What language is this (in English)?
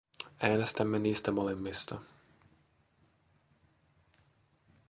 Finnish